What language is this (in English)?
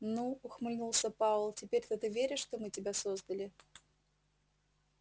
Russian